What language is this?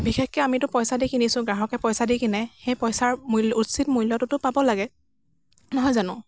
Assamese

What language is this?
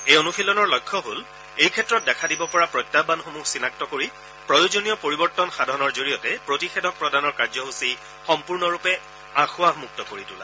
Assamese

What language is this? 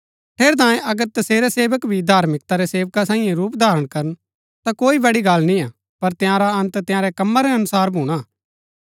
Gaddi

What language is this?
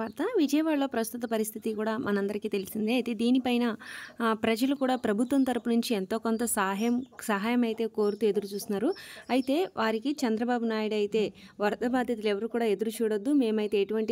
Telugu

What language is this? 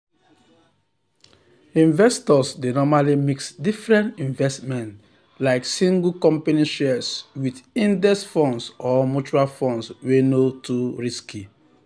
Nigerian Pidgin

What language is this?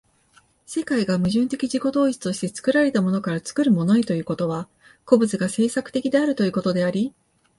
Japanese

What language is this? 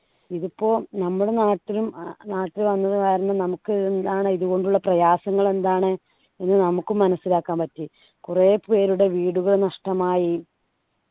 Malayalam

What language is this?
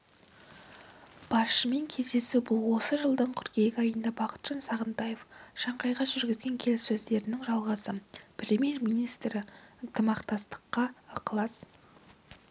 Kazakh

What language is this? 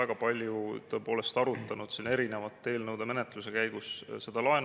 Estonian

